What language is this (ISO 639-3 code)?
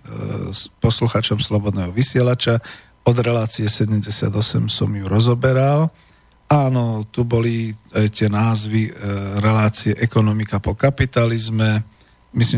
slk